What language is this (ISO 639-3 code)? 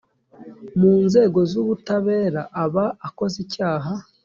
kin